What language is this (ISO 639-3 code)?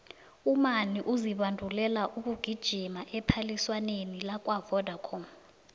nbl